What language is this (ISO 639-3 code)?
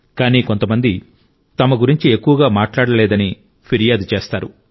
tel